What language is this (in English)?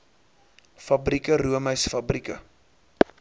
Afrikaans